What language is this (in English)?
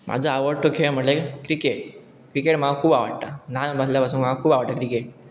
Konkani